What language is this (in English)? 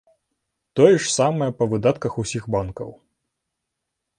Belarusian